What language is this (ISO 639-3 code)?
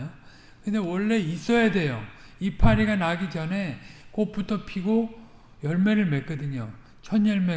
kor